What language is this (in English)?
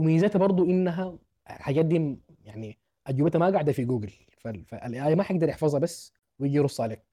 Arabic